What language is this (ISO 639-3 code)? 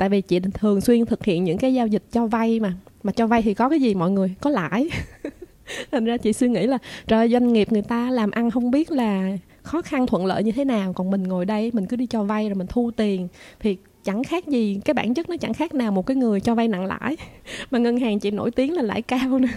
vie